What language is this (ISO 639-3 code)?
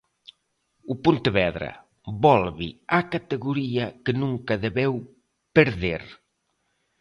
glg